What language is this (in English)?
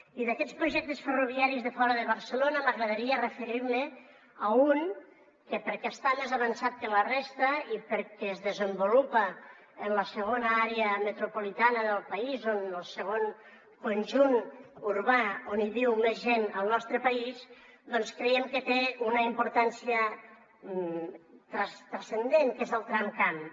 Catalan